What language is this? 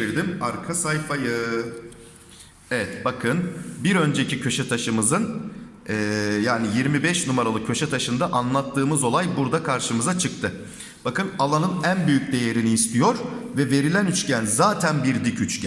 Turkish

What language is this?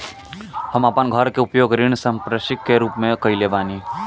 Bhojpuri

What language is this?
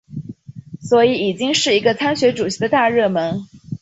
Chinese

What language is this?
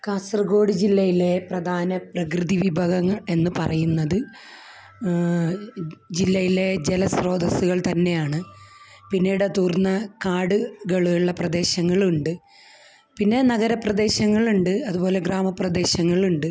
Malayalam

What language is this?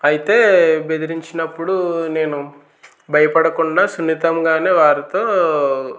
Telugu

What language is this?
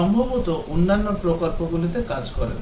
Bangla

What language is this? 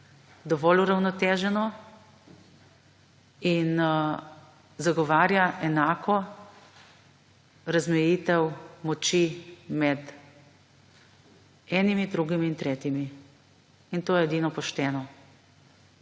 Slovenian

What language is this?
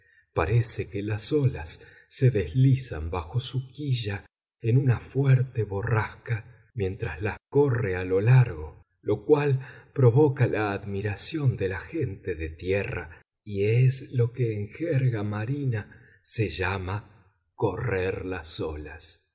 Spanish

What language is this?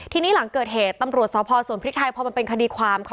Thai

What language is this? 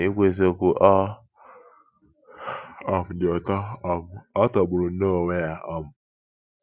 Igbo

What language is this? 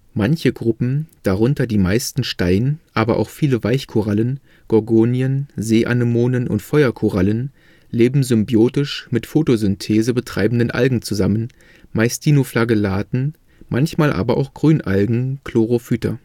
German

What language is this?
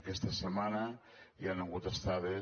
Catalan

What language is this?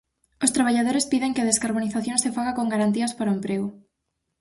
Galician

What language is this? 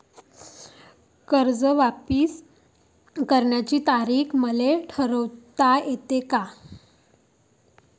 Marathi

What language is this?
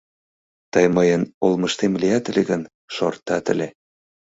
Mari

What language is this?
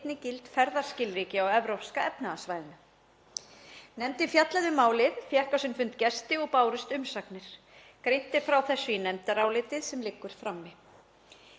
Icelandic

